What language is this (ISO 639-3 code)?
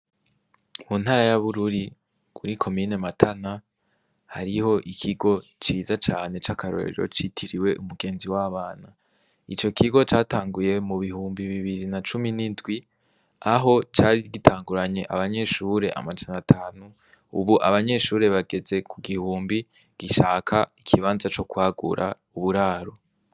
run